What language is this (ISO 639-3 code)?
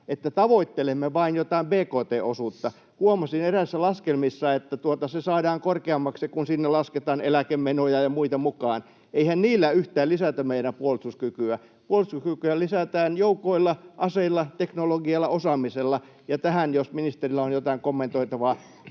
fin